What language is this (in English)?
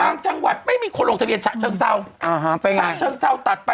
Thai